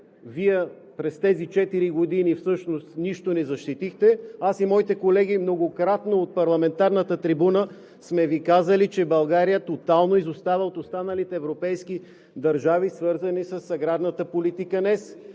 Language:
Bulgarian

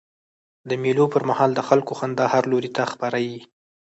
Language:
Pashto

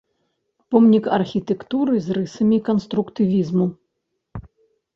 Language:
Belarusian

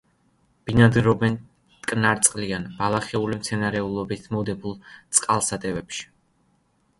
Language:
Georgian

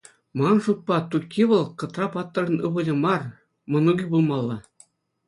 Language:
Chuvash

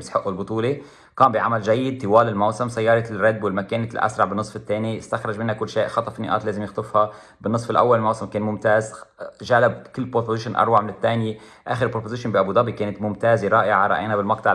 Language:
Arabic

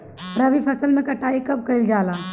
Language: Bhojpuri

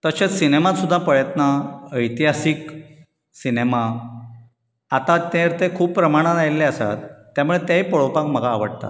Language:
Konkani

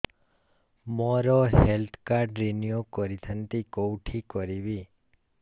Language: Odia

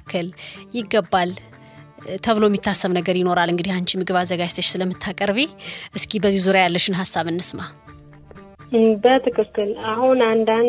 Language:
Amharic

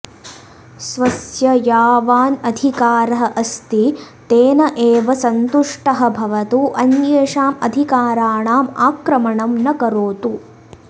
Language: Sanskrit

